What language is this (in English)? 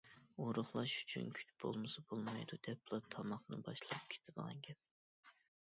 Uyghur